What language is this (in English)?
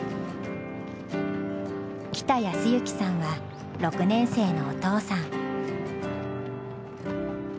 Japanese